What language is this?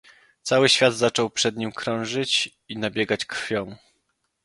Polish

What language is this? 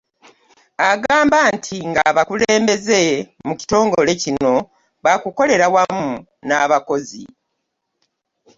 Ganda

